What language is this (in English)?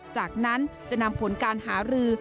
Thai